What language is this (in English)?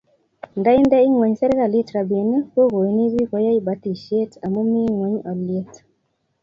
Kalenjin